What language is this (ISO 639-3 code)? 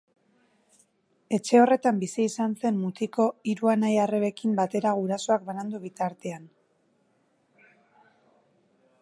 eus